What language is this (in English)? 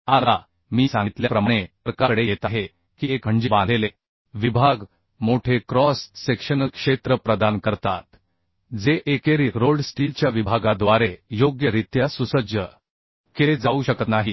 Marathi